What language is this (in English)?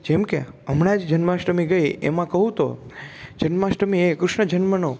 Gujarati